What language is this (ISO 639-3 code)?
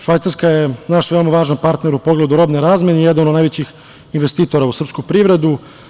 srp